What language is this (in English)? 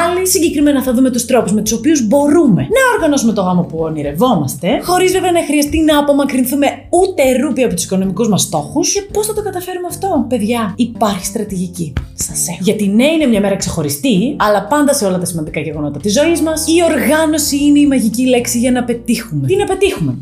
Greek